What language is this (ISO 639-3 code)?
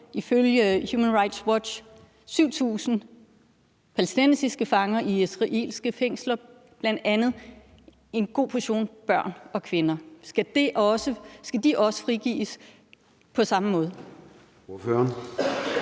dan